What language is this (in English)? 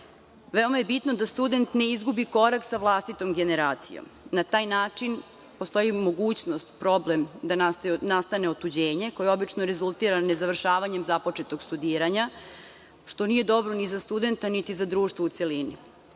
Serbian